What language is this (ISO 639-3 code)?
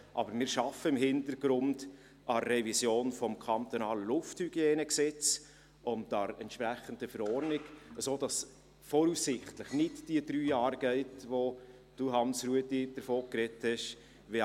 gsw